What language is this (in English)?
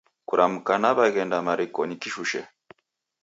Taita